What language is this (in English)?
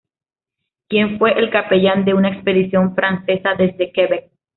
Spanish